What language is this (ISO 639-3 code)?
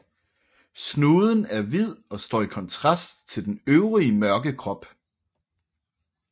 dan